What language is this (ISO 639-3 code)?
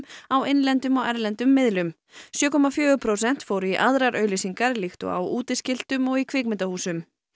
isl